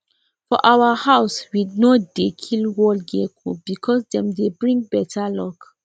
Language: Nigerian Pidgin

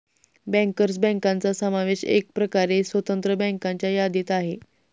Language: Marathi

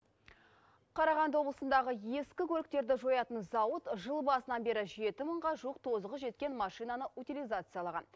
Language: Kazakh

